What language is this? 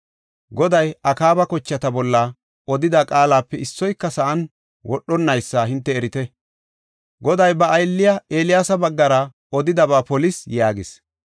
Gofa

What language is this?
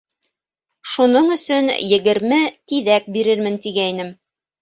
Bashkir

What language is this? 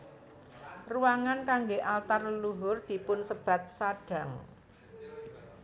Javanese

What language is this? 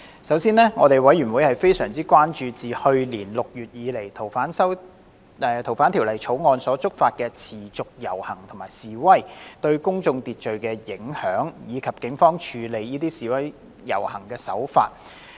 Cantonese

